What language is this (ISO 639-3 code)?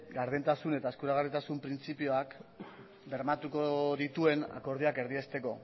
eus